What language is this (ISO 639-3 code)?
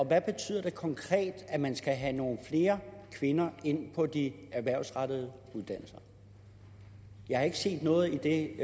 dan